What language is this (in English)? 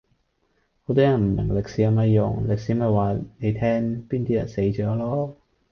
Cantonese